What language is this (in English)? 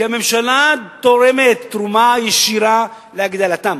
Hebrew